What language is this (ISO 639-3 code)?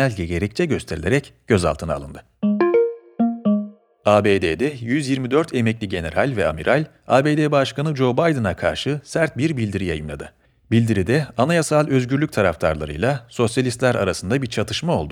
tur